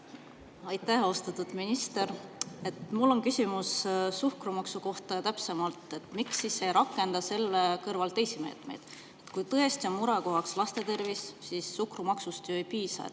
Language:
Estonian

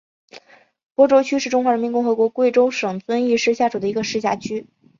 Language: Chinese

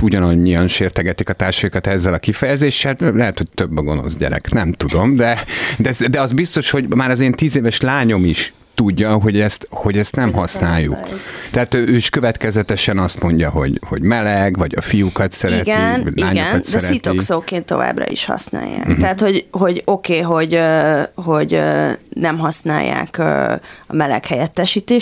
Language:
Hungarian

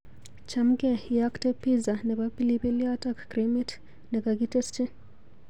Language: Kalenjin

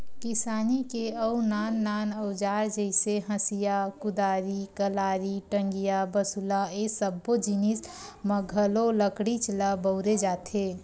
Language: Chhattisgarhi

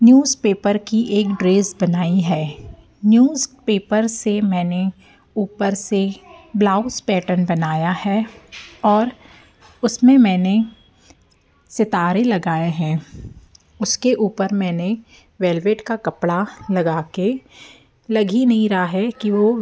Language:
Hindi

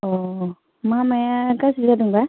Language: Bodo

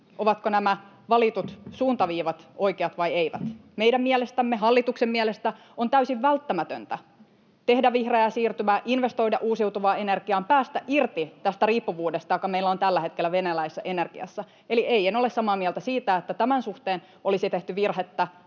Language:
Finnish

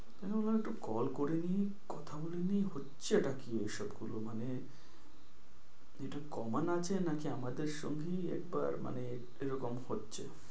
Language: Bangla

